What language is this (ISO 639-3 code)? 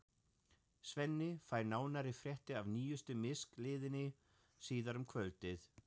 isl